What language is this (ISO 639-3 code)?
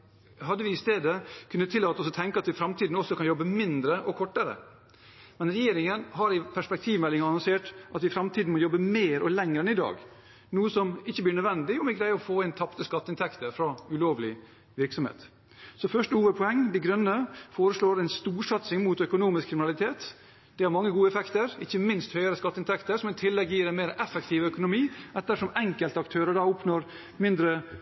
nob